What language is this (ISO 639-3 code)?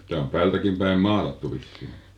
fin